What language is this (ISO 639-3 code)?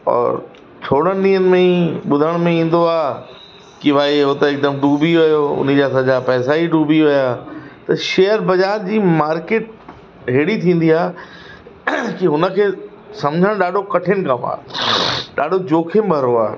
snd